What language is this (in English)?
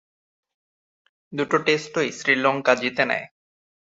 Bangla